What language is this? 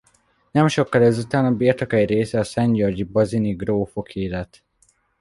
Hungarian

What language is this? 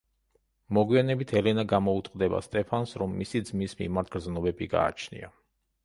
Georgian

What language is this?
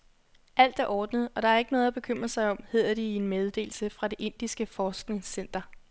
Danish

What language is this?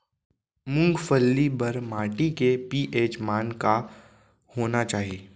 Chhattisgarhi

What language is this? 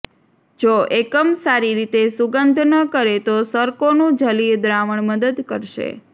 Gujarati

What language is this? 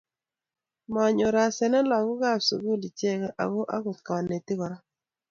Kalenjin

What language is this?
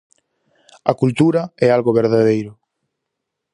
Galician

